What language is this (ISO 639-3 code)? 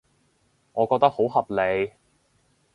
yue